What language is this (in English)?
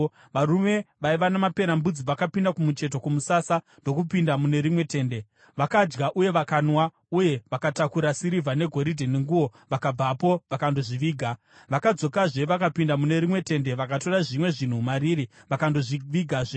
Shona